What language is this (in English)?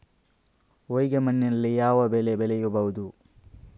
Kannada